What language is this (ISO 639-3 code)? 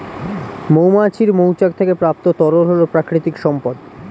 ben